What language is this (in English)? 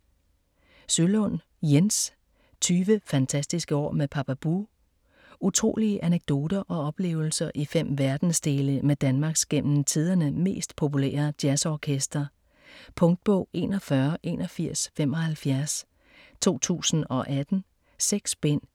Danish